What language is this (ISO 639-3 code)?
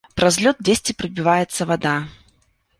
bel